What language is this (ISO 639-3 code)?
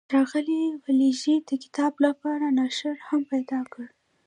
pus